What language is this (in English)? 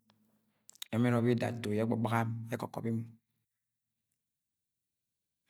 Agwagwune